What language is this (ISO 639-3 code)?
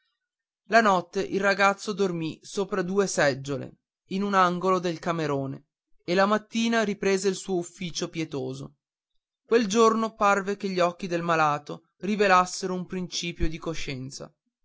ita